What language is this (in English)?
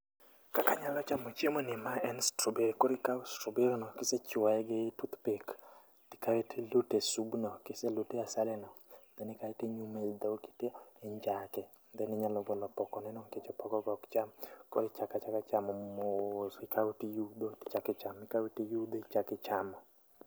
Luo (Kenya and Tanzania)